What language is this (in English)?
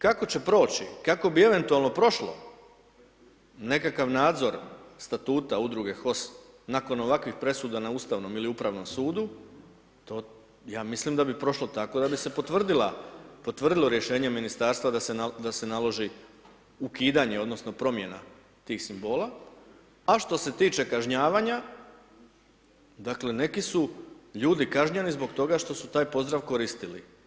Croatian